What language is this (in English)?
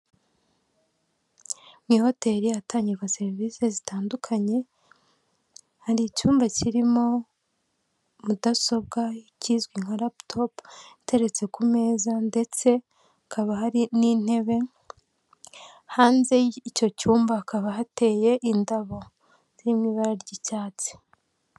Kinyarwanda